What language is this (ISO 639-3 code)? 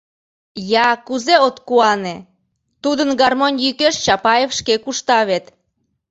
chm